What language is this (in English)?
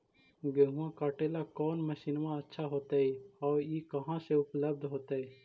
Magahi